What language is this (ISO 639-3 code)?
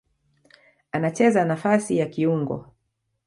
swa